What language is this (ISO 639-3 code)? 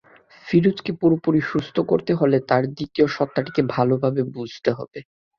ben